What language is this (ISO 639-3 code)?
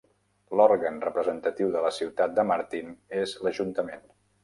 cat